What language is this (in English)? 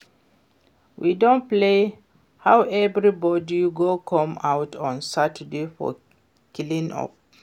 Nigerian Pidgin